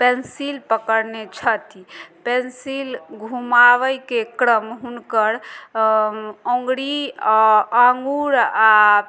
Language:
Maithili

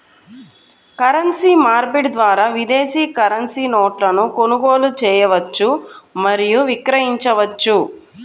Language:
Telugu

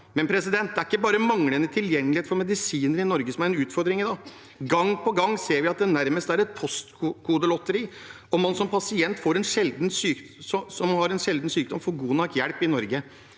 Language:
Norwegian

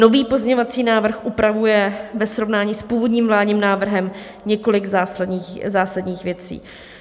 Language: Czech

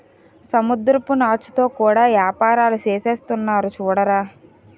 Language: Telugu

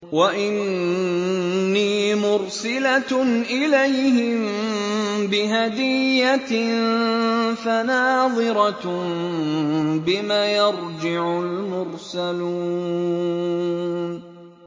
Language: Arabic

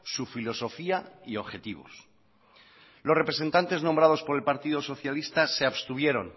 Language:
Spanish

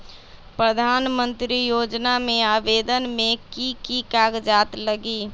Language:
Magahi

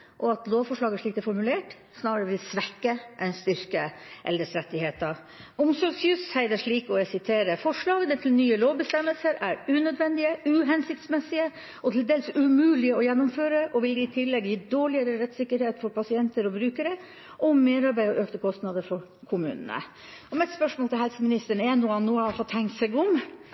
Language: Norwegian Bokmål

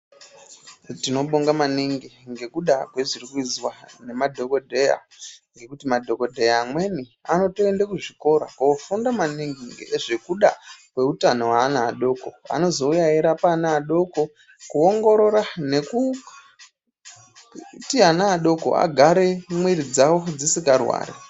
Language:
Ndau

